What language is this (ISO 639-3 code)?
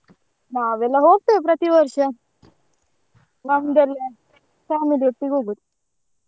kan